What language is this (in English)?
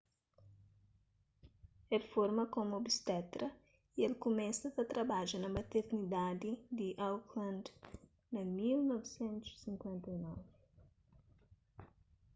Kabuverdianu